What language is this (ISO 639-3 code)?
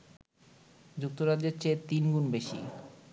ben